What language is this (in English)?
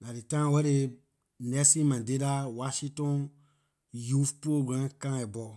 Liberian English